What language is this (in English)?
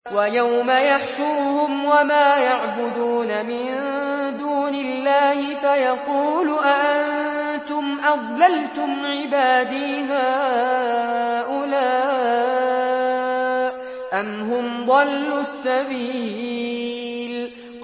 Arabic